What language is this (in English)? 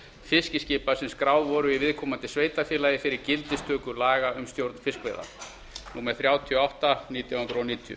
Icelandic